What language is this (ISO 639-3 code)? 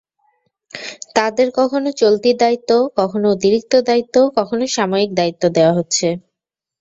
ben